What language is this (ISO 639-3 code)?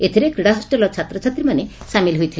ori